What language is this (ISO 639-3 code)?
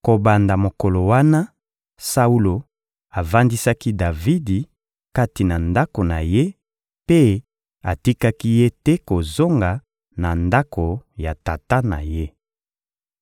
lin